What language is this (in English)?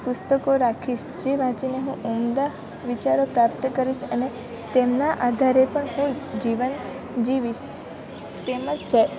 Gujarati